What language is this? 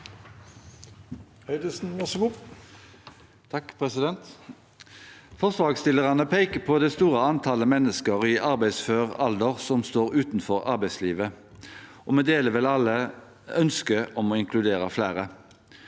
Norwegian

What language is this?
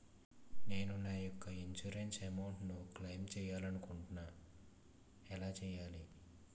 Telugu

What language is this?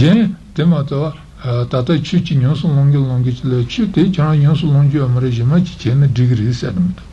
Italian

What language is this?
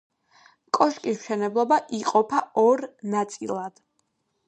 Georgian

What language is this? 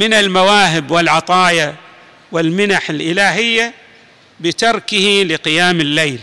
Arabic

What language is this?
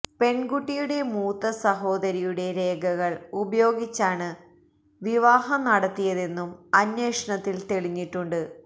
Malayalam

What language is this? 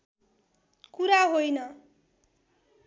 Nepali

